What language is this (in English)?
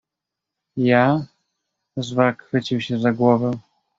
Polish